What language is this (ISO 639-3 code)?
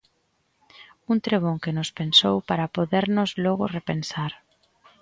glg